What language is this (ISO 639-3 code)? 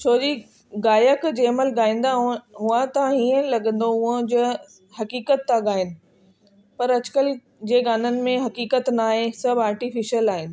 snd